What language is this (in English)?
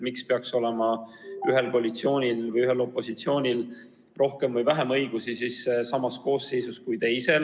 Estonian